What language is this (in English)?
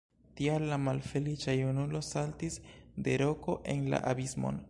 Esperanto